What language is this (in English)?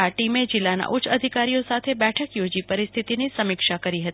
Gujarati